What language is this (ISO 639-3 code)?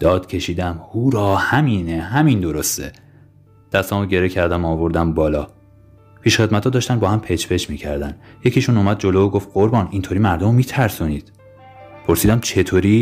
fas